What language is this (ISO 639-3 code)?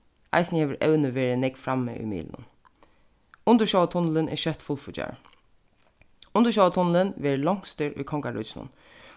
fao